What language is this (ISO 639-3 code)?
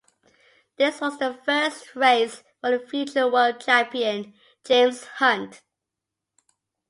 eng